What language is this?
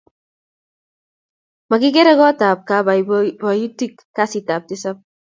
Kalenjin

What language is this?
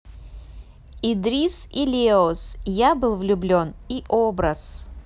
Russian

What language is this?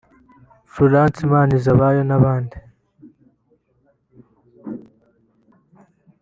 Kinyarwanda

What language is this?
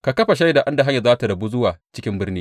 Hausa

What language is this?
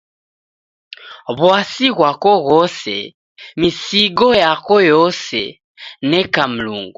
Taita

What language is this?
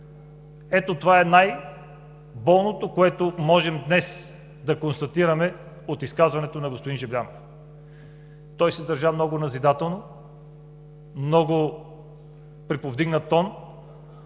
Bulgarian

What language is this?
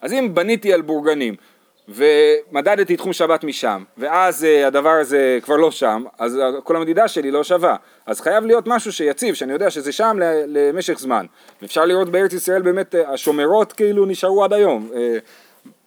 Hebrew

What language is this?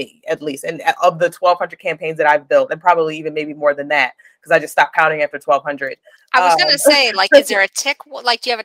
English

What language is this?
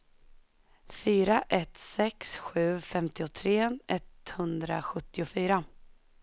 Swedish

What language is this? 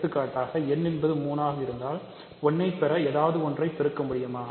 Tamil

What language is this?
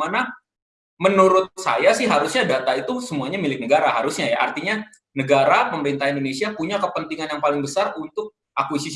Indonesian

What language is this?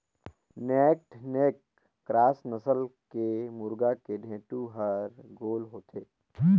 Chhattisgarhi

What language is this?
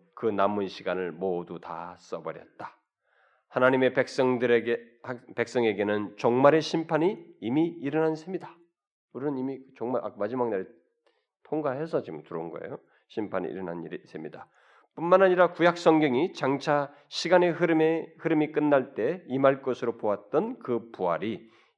Korean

